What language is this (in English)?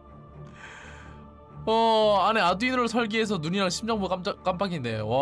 Korean